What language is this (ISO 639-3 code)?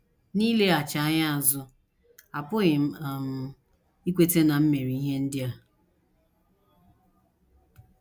ibo